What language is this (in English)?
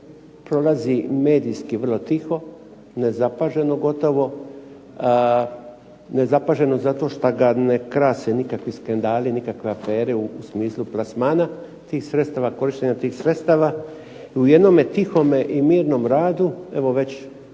Croatian